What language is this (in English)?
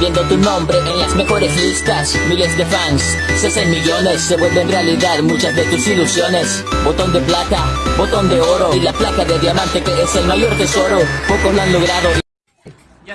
Spanish